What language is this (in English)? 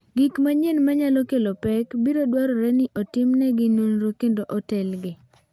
Luo (Kenya and Tanzania)